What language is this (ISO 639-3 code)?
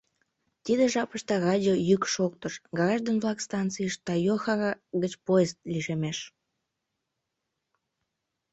chm